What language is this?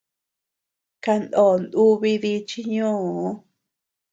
Tepeuxila Cuicatec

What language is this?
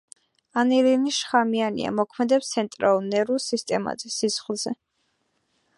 Georgian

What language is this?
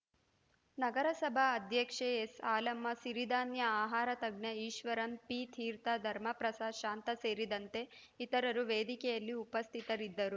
Kannada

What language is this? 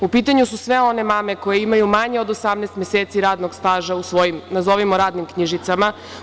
Serbian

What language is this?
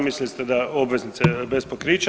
Croatian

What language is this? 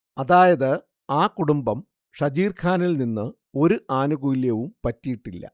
Malayalam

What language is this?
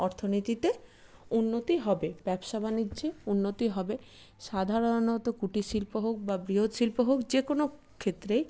Bangla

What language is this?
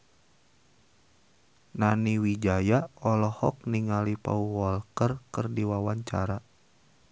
Sundanese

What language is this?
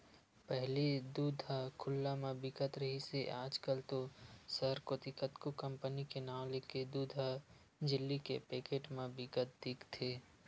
Chhattisgarhi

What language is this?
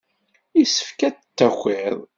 Kabyle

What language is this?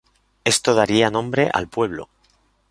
Spanish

